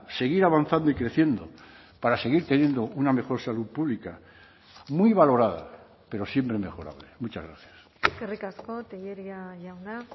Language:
Spanish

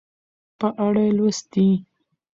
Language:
Pashto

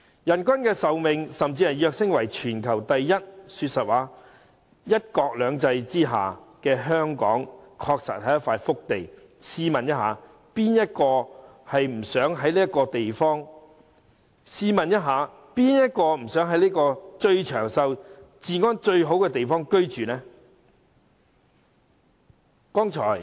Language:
Cantonese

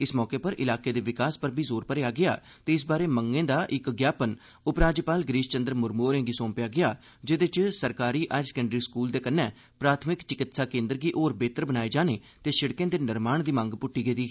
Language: Dogri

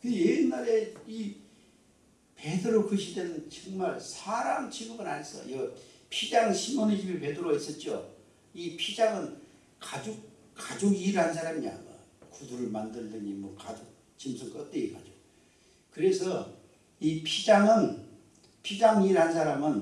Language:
Korean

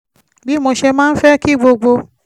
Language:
Yoruba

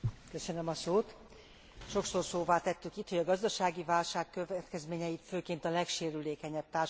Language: Hungarian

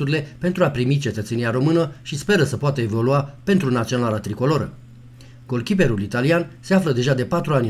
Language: Romanian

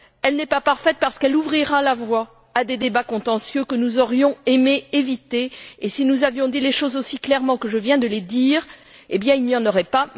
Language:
French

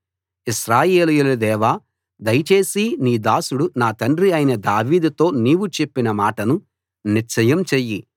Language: Telugu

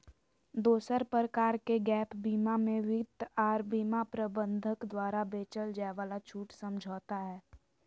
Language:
Magahi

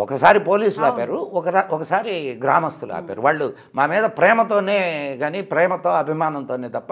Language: Telugu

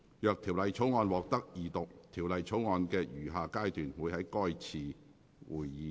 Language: Cantonese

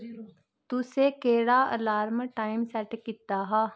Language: Dogri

